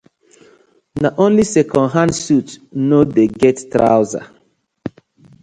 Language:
Nigerian Pidgin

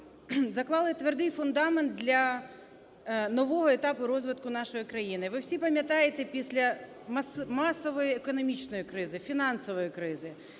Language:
Ukrainian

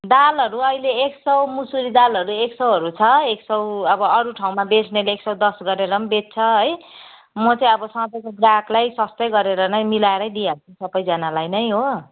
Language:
Nepali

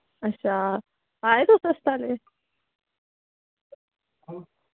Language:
Dogri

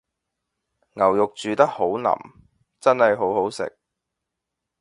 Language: Cantonese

